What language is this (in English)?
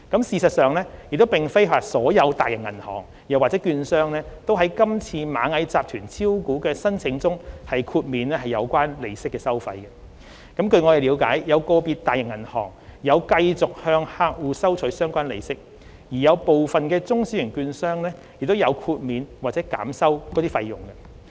Cantonese